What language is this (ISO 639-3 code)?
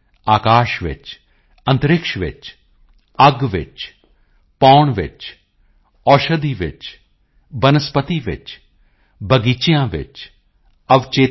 pan